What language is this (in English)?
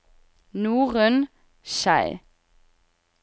Norwegian